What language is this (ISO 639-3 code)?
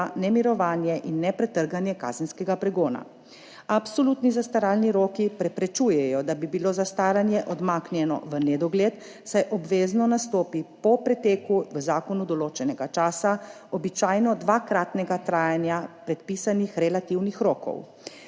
slv